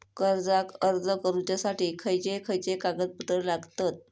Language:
Marathi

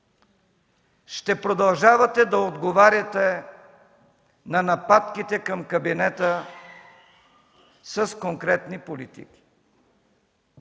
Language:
Bulgarian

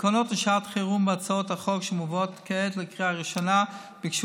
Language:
Hebrew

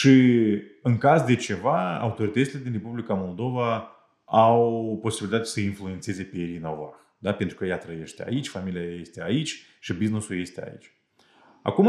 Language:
Romanian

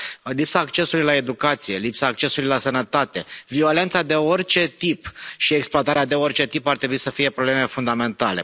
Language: Romanian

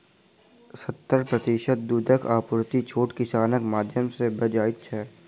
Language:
Maithili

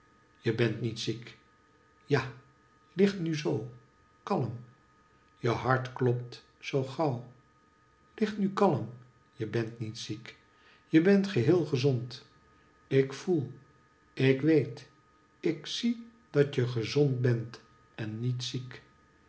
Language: Dutch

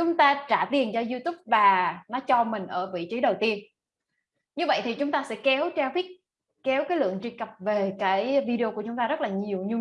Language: Vietnamese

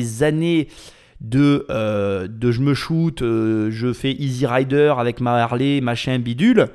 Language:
French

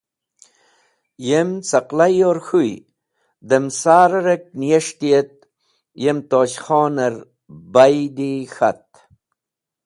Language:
Wakhi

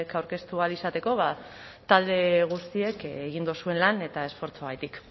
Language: Basque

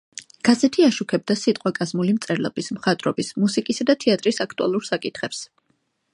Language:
Georgian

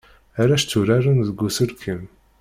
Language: Kabyle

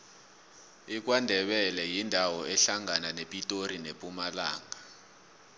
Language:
South Ndebele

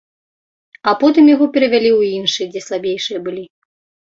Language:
Belarusian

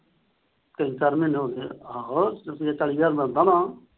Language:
Punjabi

